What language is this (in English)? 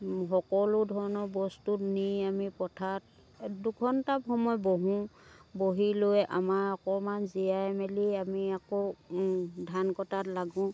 Assamese